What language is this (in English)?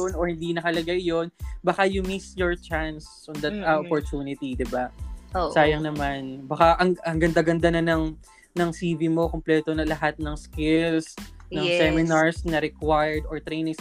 Filipino